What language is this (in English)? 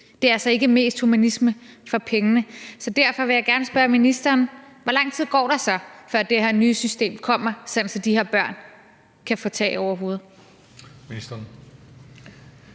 Danish